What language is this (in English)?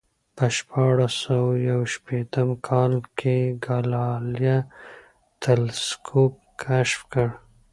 Pashto